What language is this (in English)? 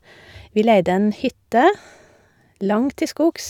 Norwegian